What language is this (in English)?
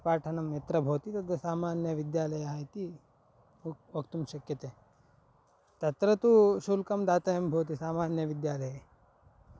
Sanskrit